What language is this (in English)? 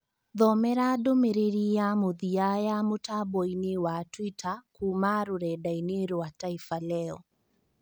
Kikuyu